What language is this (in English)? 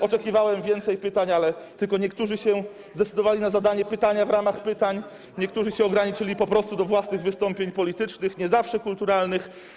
Polish